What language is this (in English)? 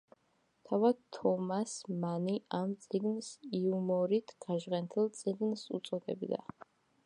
Georgian